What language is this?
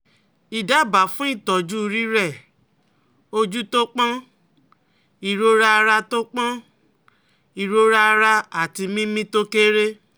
Yoruba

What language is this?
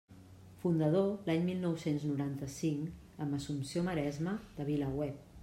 Catalan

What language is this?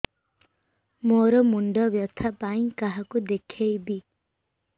Odia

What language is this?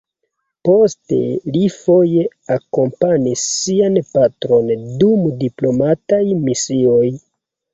Esperanto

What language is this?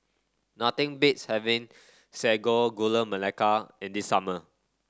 English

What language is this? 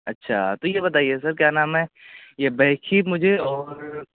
Urdu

